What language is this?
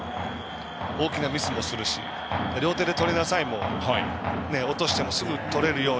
Japanese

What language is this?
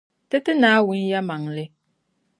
Dagbani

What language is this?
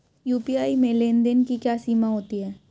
Hindi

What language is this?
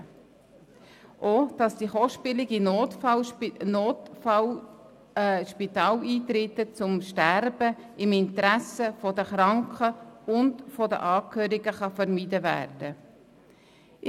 Swiss German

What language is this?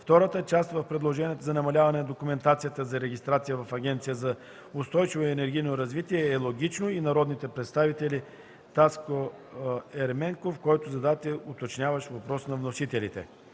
Bulgarian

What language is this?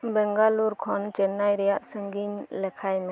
Santali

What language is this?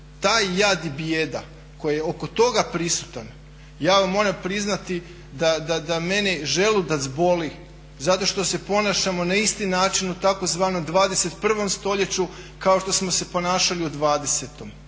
Croatian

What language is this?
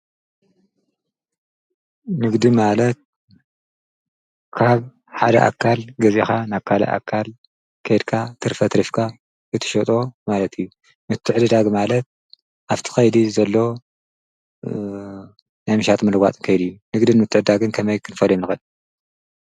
Tigrinya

